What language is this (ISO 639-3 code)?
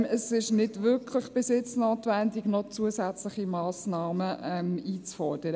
gsw